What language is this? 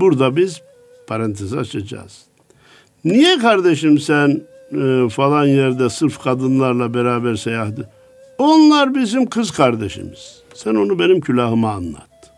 Turkish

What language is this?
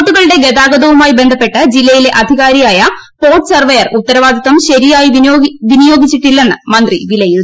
Malayalam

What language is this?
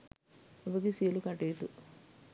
Sinhala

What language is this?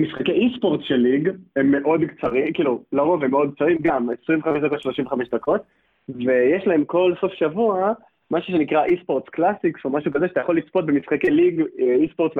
Hebrew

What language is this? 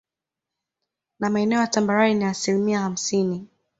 Swahili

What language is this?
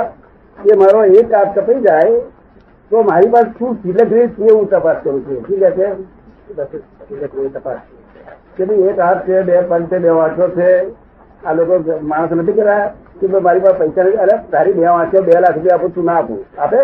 Gujarati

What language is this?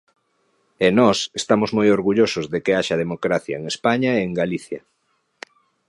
Galician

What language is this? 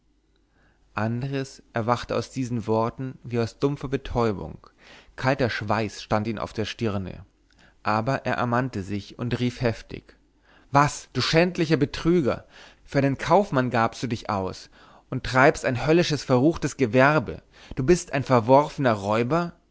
German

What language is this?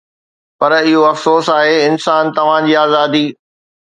Sindhi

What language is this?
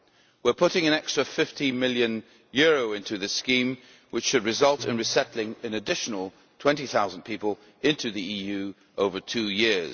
English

